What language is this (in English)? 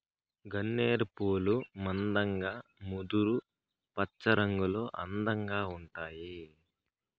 Telugu